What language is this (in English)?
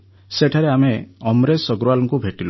Odia